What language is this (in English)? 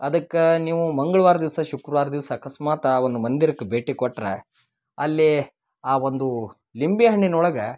Kannada